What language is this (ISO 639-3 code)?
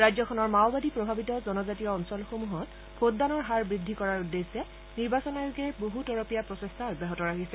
asm